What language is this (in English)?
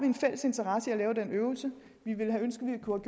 Danish